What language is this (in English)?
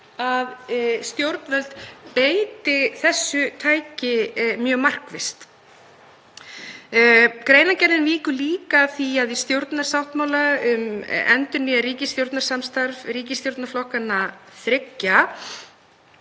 Icelandic